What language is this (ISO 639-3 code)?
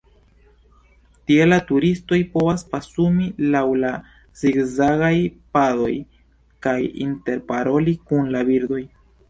epo